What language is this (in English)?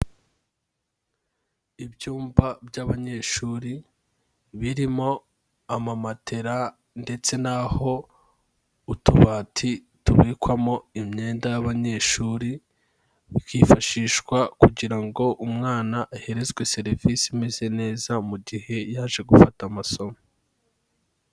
Kinyarwanda